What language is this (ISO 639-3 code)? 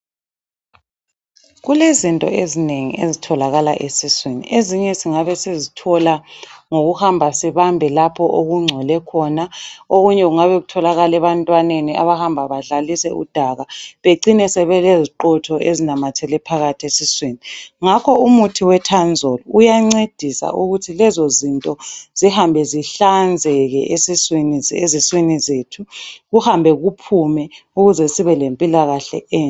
nde